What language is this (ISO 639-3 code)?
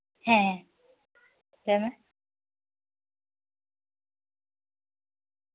sat